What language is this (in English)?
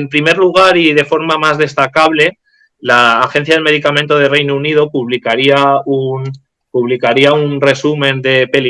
Spanish